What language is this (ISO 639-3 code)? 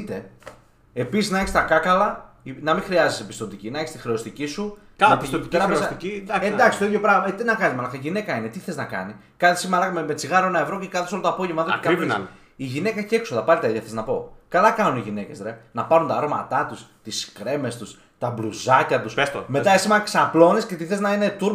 ell